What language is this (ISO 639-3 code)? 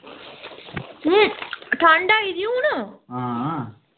doi